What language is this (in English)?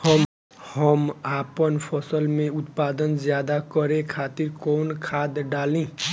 Bhojpuri